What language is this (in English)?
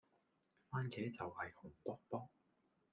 Cantonese